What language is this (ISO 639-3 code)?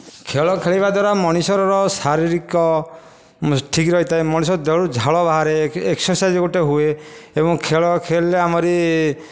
ori